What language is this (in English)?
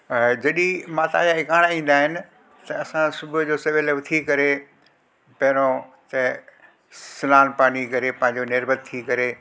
Sindhi